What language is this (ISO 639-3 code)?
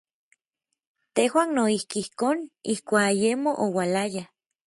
nlv